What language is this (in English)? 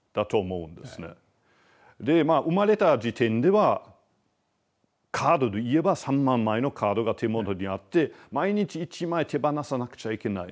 Japanese